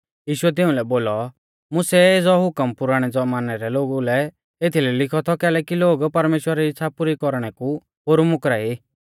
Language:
Mahasu Pahari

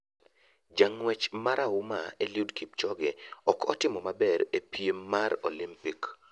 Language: Luo (Kenya and Tanzania)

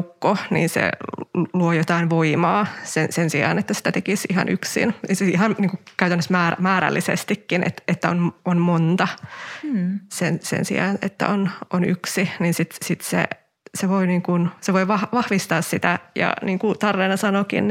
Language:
Finnish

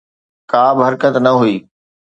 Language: Sindhi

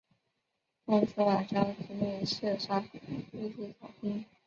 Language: Chinese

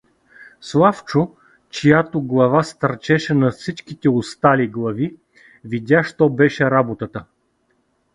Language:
Bulgarian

